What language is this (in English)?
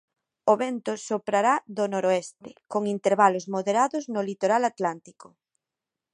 Galician